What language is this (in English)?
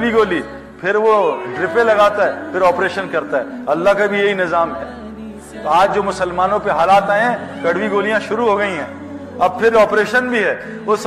Urdu